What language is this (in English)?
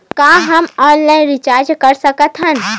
Chhattisgarhi